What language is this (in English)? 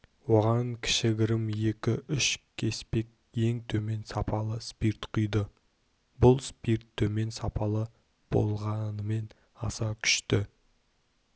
Kazakh